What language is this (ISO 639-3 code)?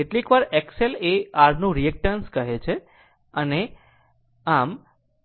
guj